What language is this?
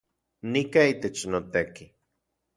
Central Puebla Nahuatl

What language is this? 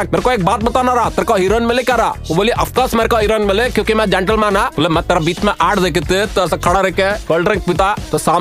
Hindi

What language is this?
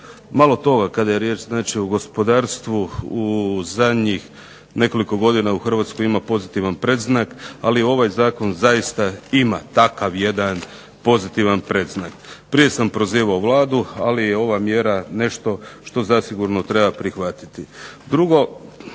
Croatian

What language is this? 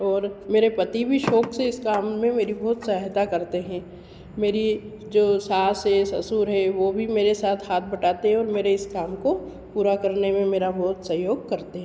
Hindi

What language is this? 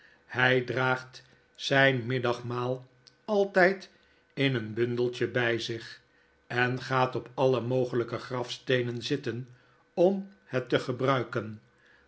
Dutch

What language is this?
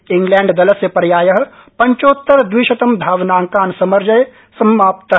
Sanskrit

